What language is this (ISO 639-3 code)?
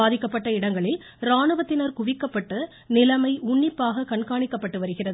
tam